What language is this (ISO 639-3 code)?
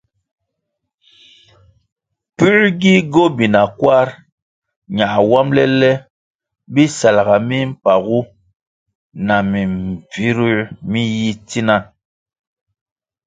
nmg